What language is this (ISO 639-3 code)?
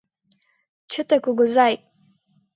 chm